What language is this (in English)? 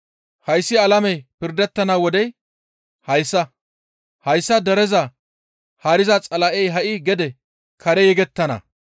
Gamo